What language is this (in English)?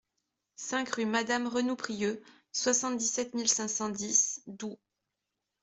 French